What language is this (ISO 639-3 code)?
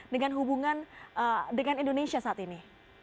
ind